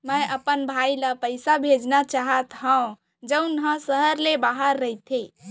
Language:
Chhattisgarhi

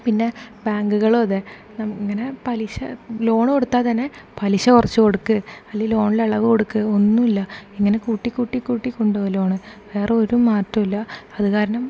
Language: Malayalam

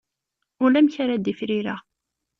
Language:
Kabyle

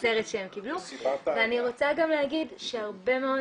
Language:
Hebrew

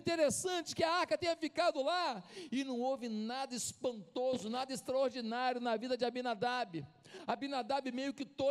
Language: Portuguese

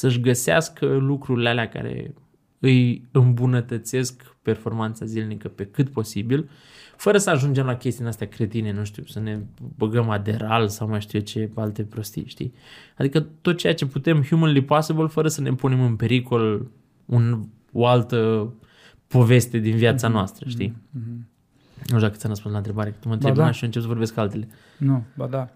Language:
Romanian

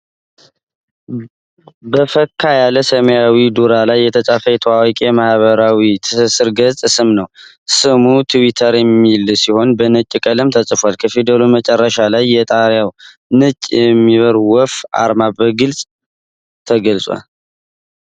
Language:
Amharic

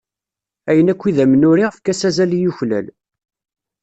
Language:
Kabyle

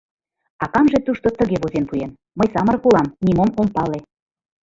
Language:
Mari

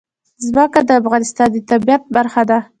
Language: Pashto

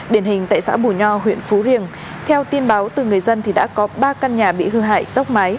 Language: Vietnamese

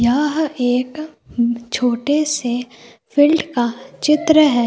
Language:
Hindi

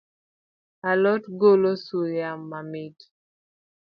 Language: Luo (Kenya and Tanzania)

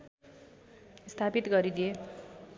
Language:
Nepali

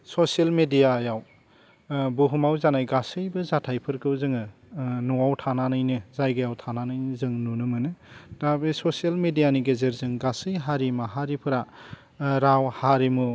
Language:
Bodo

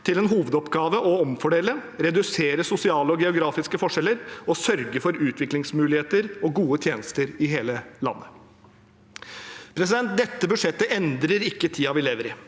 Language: Norwegian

